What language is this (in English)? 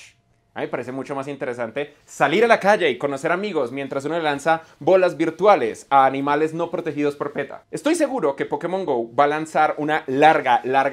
Spanish